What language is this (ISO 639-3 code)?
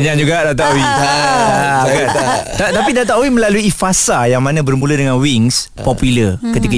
msa